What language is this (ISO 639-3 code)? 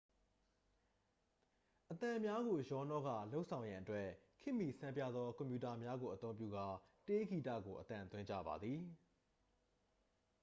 mya